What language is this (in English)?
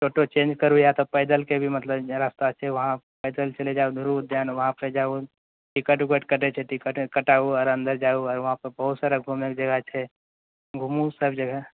Maithili